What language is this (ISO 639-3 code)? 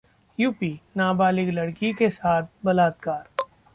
hin